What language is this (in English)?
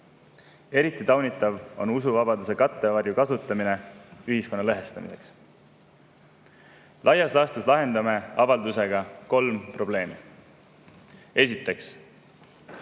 Estonian